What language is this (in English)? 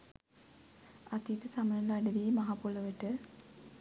Sinhala